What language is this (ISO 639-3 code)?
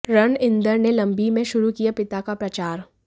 hin